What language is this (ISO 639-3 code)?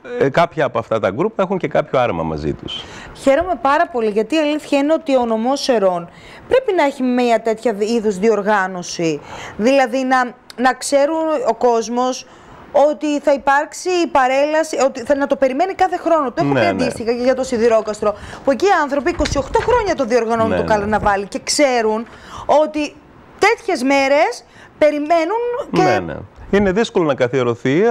ell